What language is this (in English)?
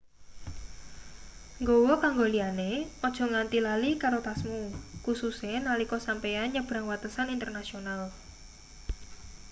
Javanese